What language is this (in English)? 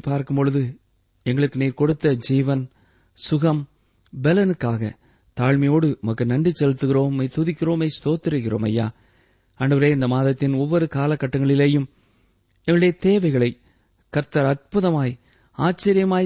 Tamil